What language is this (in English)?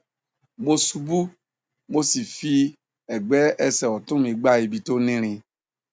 Yoruba